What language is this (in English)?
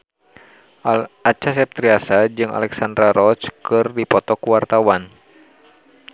Sundanese